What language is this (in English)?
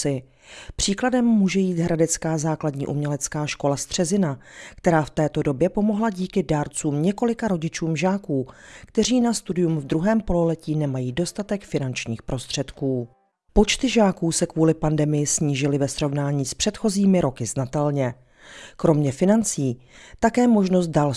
Czech